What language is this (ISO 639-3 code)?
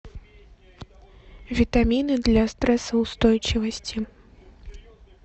rus